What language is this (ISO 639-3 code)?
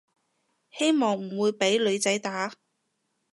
yue